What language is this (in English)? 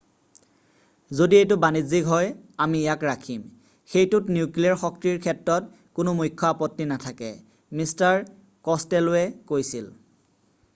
Assamese